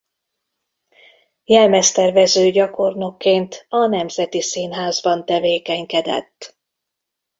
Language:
Hungarian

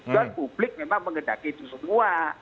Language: Indonesian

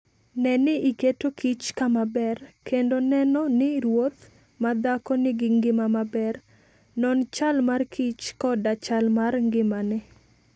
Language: Luo (Kenya and Tanzania)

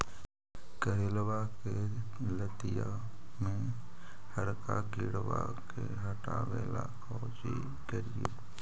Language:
Magahi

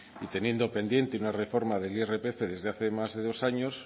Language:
Spanish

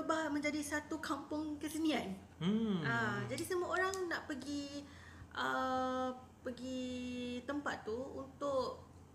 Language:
Malay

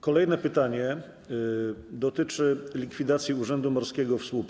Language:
Polish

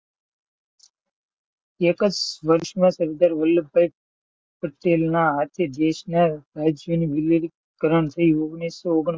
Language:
Gujarati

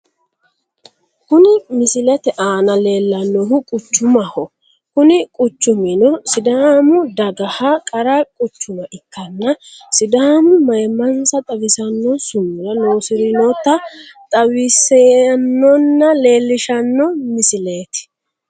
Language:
Sidamo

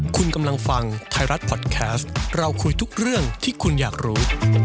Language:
Thai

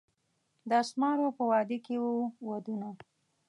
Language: Pashto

